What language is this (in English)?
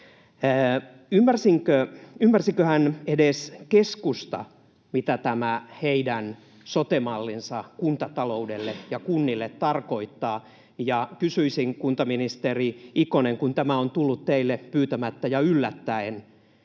Finnish